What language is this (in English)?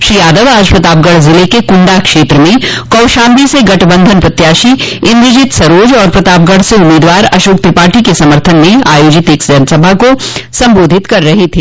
Hindi